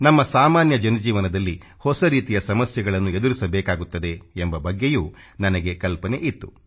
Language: Kannada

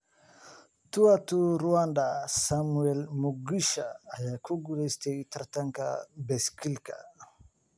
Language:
Somali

